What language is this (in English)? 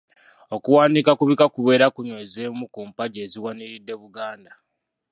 Ganda